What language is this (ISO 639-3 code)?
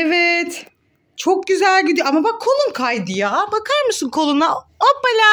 tur